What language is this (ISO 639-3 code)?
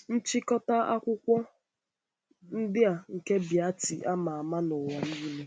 ibo